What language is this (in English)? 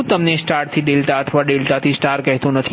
Gujarati